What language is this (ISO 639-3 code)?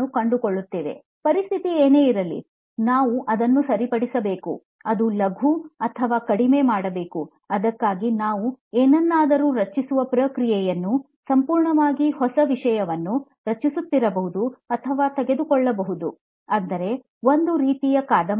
kan